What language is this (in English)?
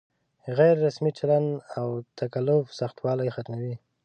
Pashto